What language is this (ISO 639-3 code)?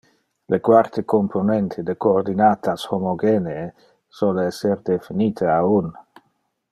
ina